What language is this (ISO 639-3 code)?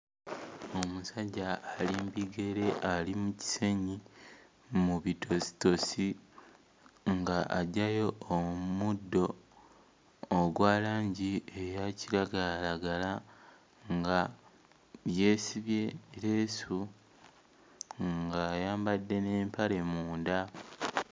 lug